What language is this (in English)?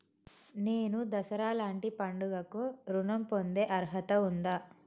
Telugu